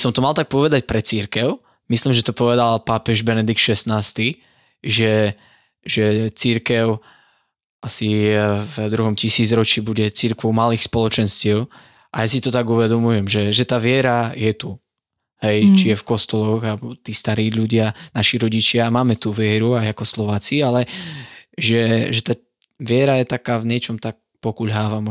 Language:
Slovak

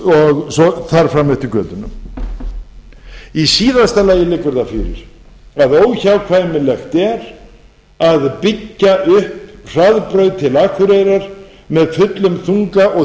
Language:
Icelandic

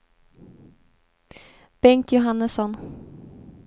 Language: Swedish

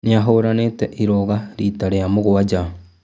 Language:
Kikuyu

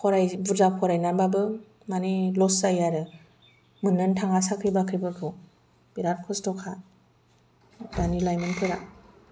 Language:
Bodo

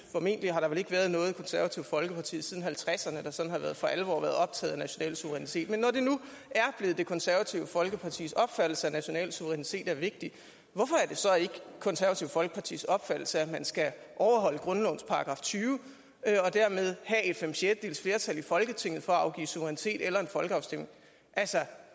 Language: Danish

